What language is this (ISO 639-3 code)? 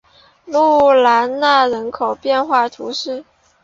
zho